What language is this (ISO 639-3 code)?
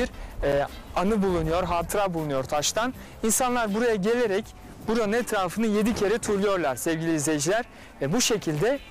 tur